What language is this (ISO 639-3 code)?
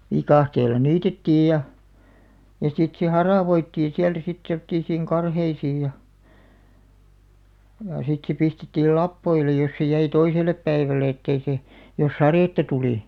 fin